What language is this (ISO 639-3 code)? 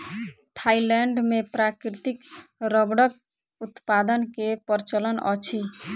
mai